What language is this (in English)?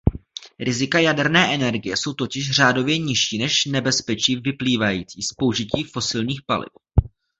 Czech